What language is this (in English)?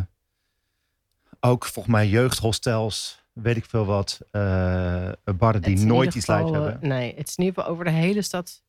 Dutch